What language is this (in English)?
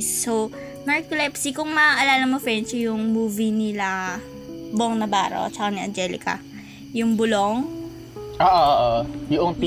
Filipino